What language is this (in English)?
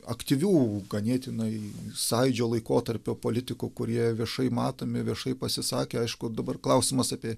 Lithuanian